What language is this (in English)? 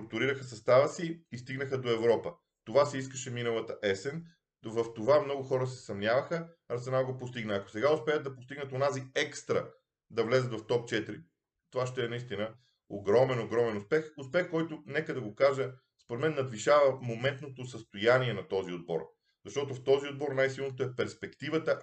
Bulgarian